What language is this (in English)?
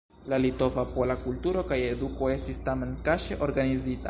Esperanto